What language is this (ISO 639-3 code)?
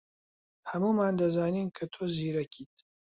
ckb